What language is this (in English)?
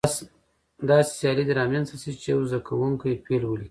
Pashto